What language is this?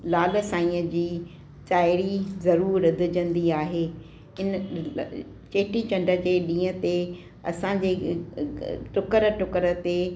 Sindhi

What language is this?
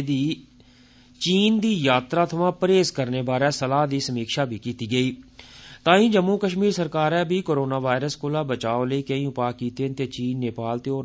Dogri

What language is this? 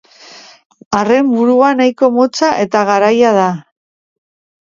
Basque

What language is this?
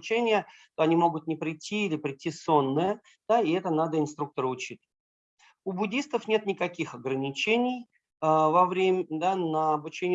Russian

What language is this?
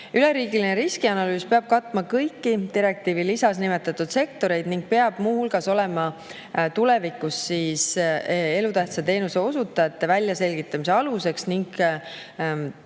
Estonian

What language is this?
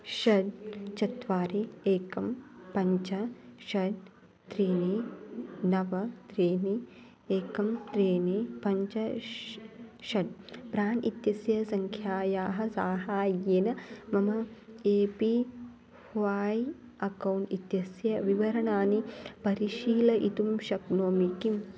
Sanskrit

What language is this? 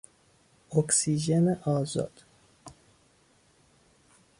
Persian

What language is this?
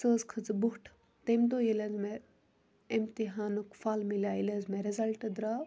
Kashmiri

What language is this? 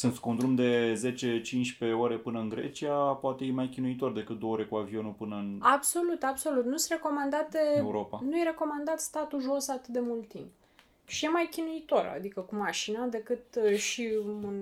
Romanian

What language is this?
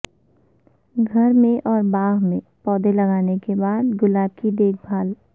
Urdu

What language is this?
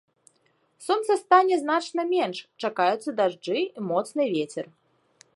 Belarusian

